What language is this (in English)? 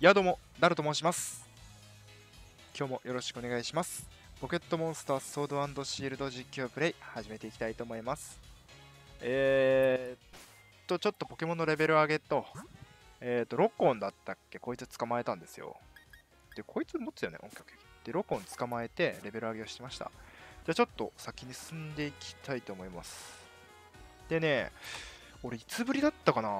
Japanese